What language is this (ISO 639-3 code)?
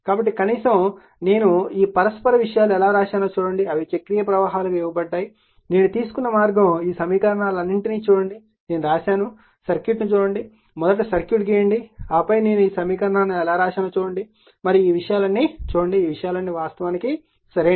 tel